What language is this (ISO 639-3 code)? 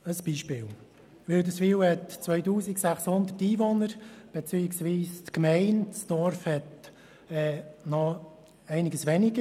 gsw